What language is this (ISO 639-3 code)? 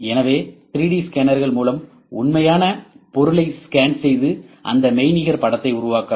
tam